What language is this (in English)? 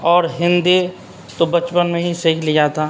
Urdu